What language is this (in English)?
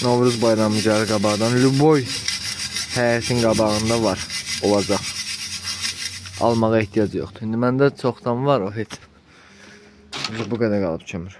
Turkish